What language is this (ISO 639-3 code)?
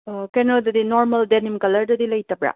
mni